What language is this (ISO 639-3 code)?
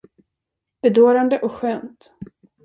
swe